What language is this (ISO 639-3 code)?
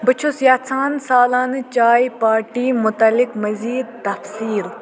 kas